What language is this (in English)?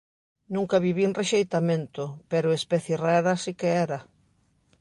Galician